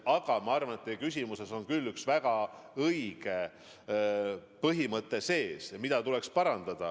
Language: Estonian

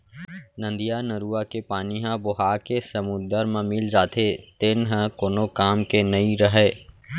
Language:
Chhattisgarhi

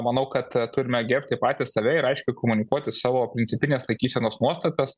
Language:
Lithuanian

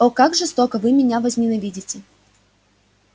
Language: Russian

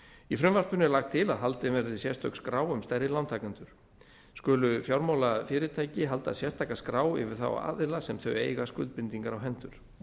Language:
Icelandic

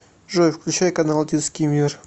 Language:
Russian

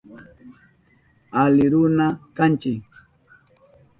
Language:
Southern Pastaza Quechua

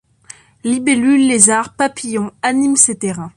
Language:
French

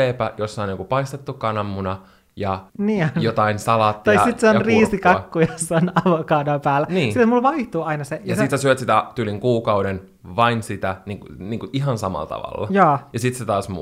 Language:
Finnish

